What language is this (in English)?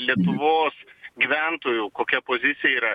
Lithuanian